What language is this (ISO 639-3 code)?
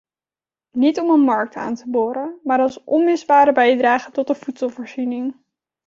nld